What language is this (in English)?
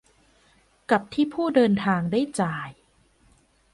Thai